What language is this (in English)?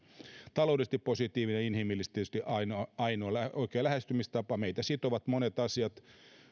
Finnish